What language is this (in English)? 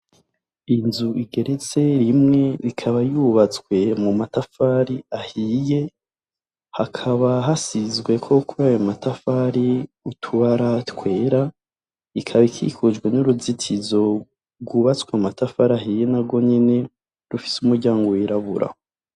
Rundi